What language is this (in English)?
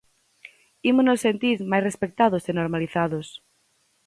Galician